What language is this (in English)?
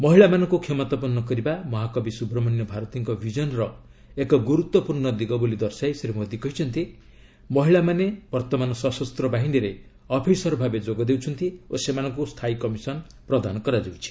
Odia